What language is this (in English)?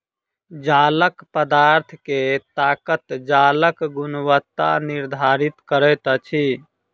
Maithili